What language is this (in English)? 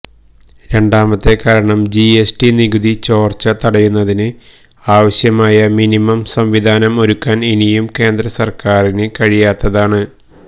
Malayalam